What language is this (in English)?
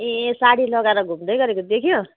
Nepali